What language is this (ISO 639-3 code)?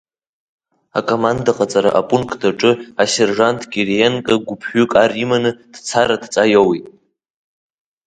abk